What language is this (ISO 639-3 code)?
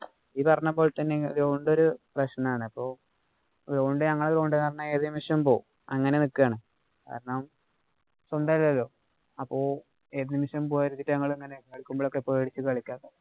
mal